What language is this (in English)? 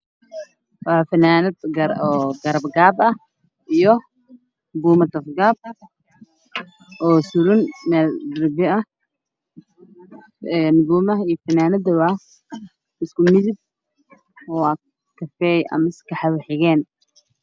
Somali